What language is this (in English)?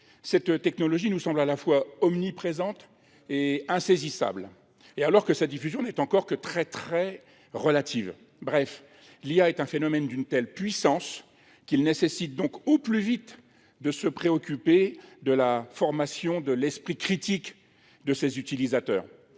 French